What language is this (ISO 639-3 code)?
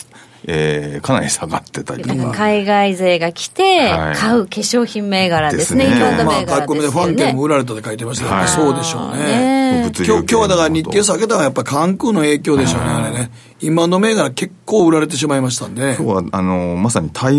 jpn